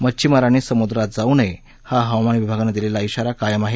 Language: Marathi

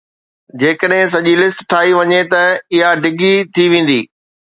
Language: Sindhi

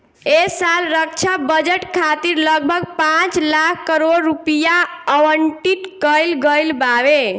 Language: Bhojpuri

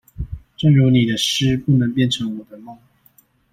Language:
Chinese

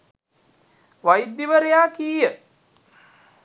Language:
Sinhala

